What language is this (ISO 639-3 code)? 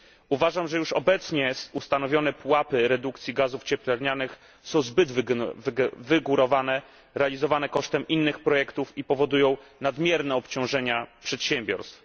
pol